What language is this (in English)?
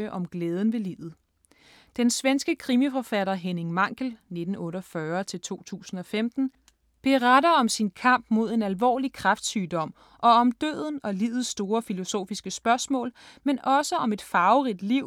Danish